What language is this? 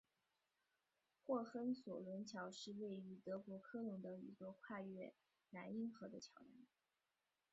Chinese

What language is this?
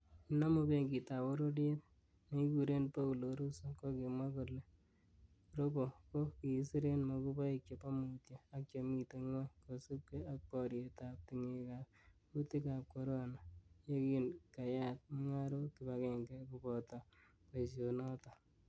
Kalenjin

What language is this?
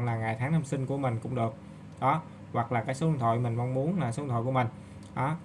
Vietnamese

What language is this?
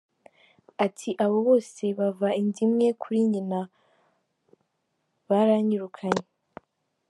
Kinyarwanda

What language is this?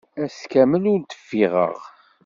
Kabyle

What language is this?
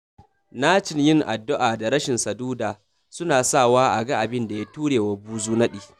Hausa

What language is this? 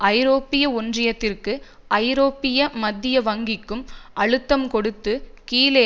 Tamil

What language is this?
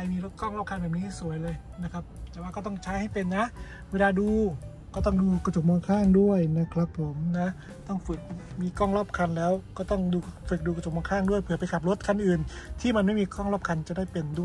Thai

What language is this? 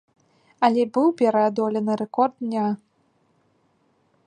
Belarusian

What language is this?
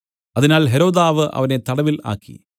Malayalam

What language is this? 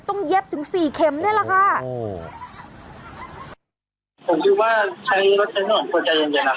Thai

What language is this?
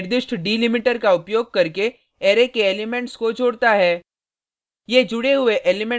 Hindi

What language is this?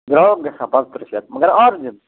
Kashmiri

